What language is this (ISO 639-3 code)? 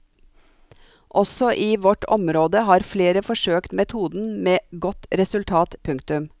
nor